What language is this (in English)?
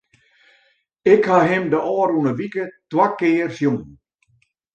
Western Frisian